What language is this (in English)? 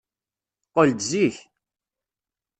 Kabyle